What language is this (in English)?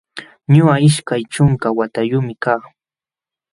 Jauja Wanca Quechua